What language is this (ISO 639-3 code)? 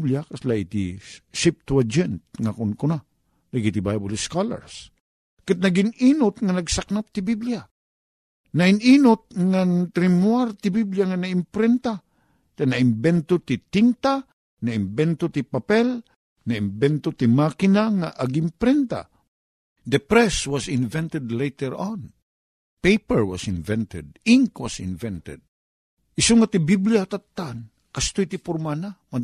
fil